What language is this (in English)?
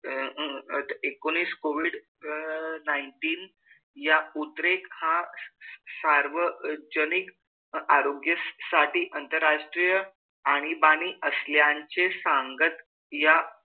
Marathi